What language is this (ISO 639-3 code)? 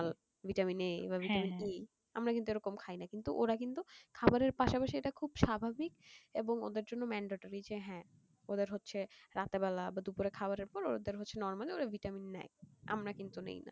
ben